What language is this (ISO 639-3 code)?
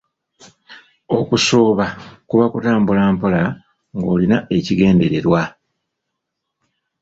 lug